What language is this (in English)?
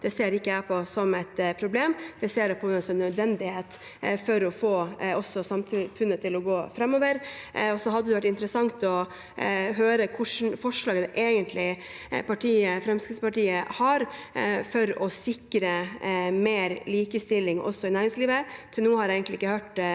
Norwegian